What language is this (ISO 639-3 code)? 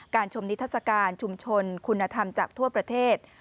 tha